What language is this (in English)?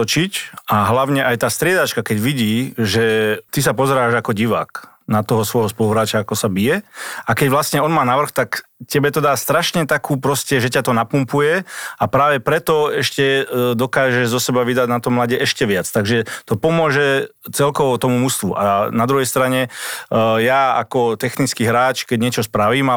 Slovak